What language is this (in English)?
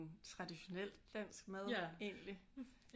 Danish